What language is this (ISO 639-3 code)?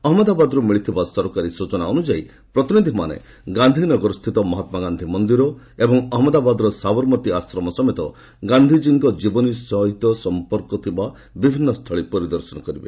ori